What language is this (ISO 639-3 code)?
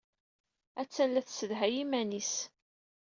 kab